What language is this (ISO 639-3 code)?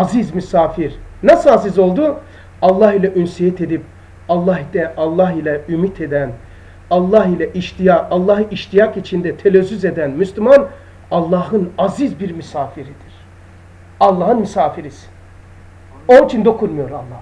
tur